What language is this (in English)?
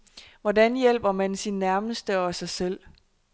Danish